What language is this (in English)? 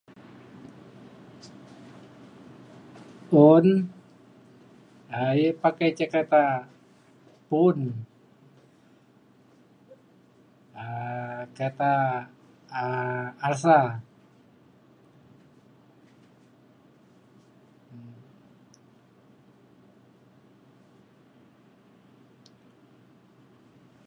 Mainstream Kenyah